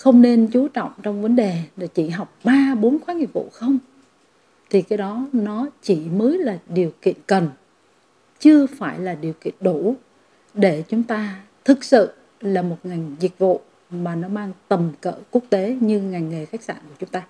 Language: Vietnamese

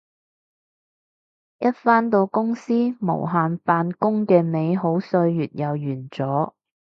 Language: Cantonese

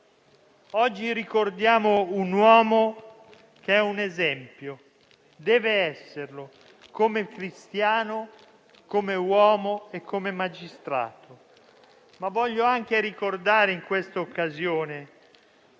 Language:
Italian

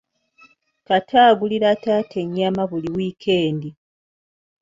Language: Ganda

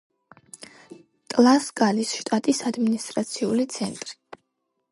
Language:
Georgian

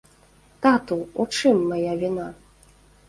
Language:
Belarusian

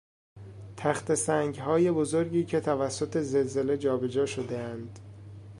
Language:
Persian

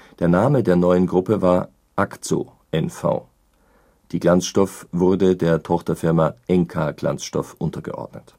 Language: German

